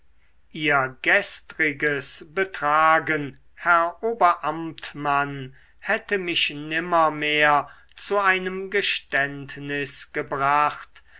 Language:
German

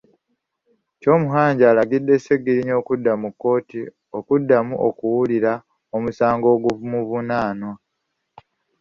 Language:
Ganda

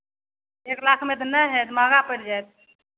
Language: Maithili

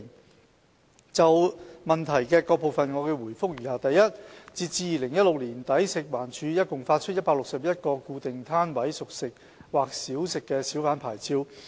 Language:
Cantonese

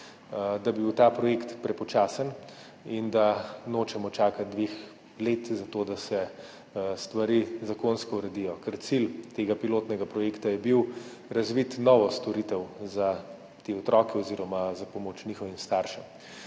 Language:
Slovenian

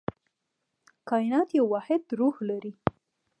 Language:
Pashto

